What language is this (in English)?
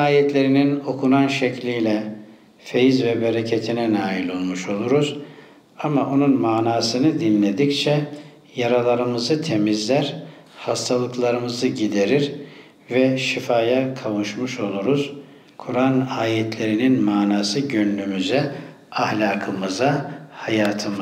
Turkish